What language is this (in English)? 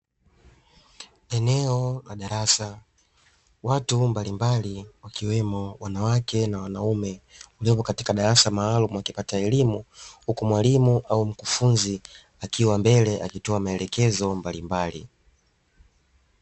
Swahili